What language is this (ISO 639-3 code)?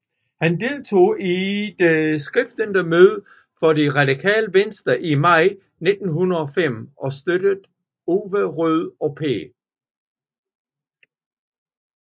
dan